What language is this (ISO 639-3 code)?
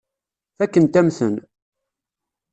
kab